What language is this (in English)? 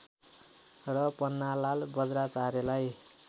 Nepali